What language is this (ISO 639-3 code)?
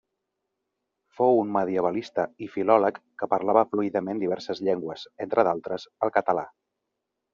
cat